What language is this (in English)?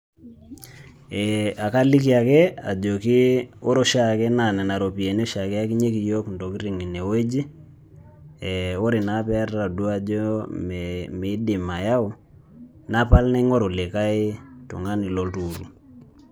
Masai